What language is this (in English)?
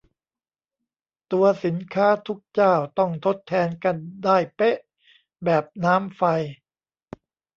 Thai